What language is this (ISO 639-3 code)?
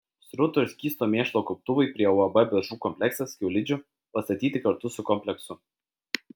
lit